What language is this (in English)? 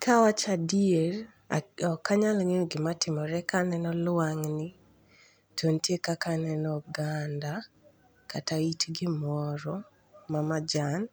Luo (Kenya and Tanzania)